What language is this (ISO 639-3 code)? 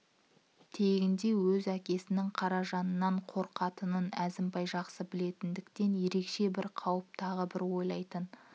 kaz